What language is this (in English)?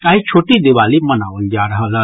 Maithili